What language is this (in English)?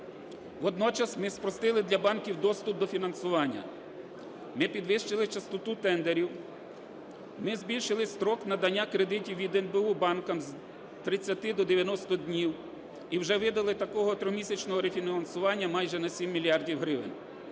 Ukrainian